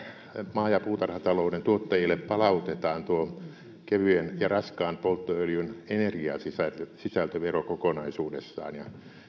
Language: Finnish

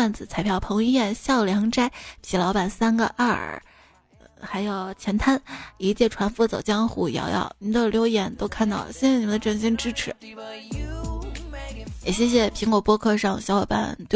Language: Chinese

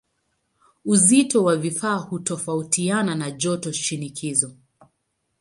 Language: Swahili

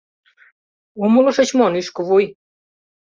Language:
Mari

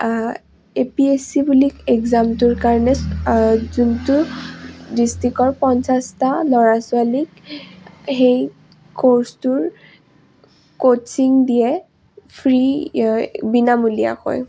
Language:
Assamese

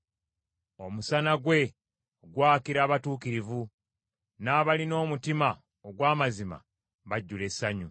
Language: Ganda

